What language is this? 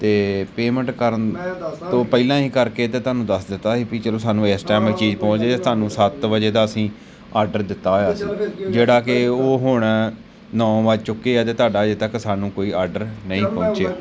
Punjabi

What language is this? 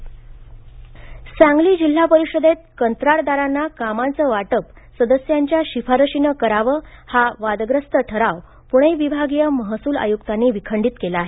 Marathi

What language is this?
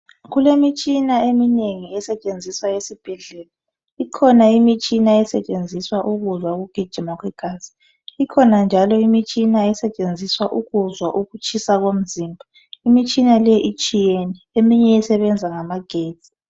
North Ndebele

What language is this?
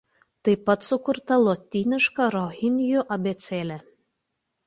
Lithuanian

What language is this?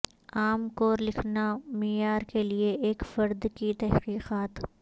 Urdu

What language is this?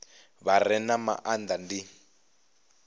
Venda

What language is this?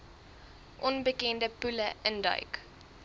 Afrikaans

